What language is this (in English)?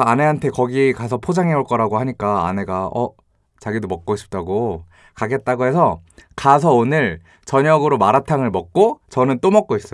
Korean